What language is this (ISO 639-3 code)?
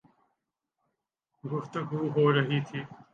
urd